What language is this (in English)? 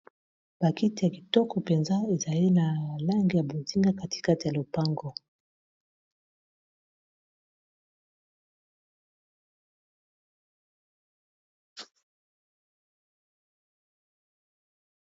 Lingala